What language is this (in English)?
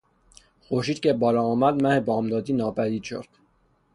Persian